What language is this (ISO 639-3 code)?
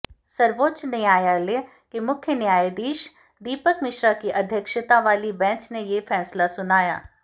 hin